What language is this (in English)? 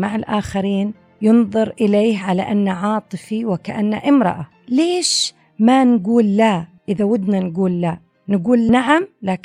Arabic